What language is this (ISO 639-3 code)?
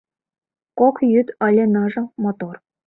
chm